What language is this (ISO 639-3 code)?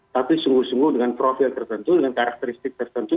ind